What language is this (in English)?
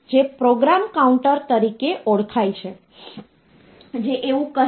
Gujarati